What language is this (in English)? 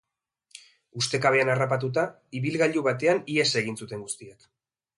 Basque